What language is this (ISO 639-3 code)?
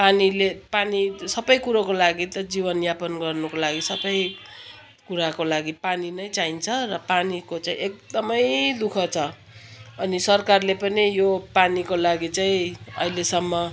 nep